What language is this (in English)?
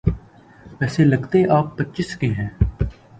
Urdu